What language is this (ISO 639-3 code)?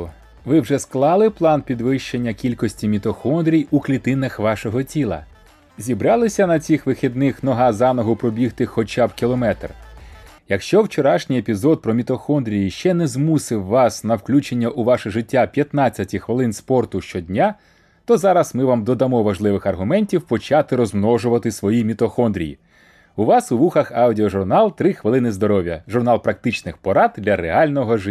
ukr